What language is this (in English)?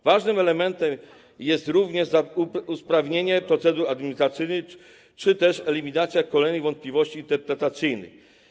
Polish